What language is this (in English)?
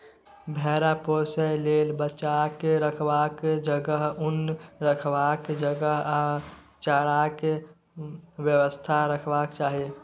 Maithili